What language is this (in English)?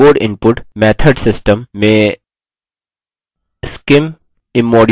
Hindi